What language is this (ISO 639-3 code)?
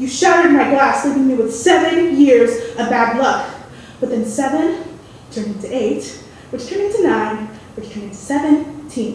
eng